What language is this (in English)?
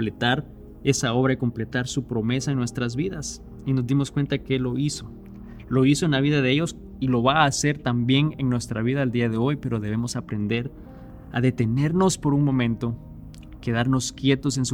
Spanish